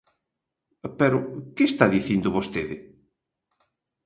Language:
Galician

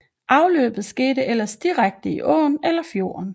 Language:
Danish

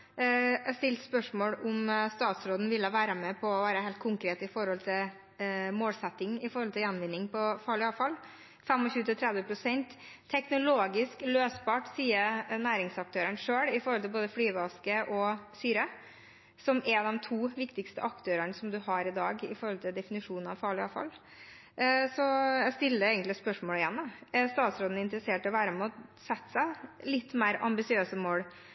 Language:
Norwegian Bokmål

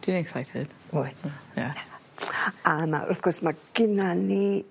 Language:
Welsh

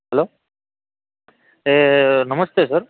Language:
Gujarati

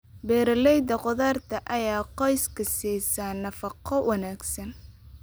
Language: Somali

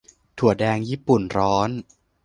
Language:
Thai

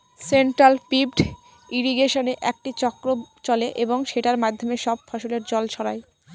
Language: Bangla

